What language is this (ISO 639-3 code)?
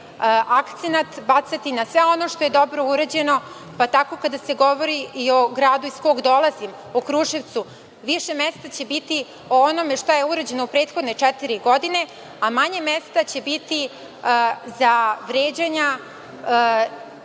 srp